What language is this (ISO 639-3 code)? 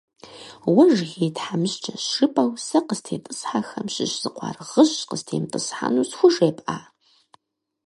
kbd